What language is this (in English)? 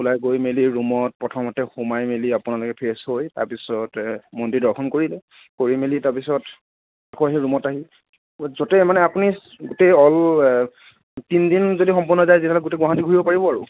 Assamese